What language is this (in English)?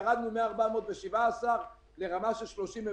Hebrew